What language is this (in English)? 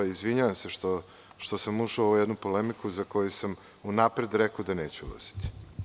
Serbian